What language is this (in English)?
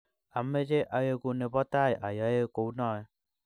Kalenjin